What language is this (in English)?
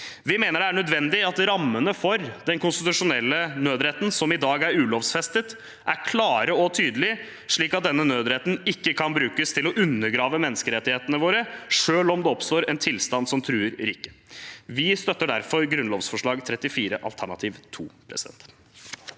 Norwegian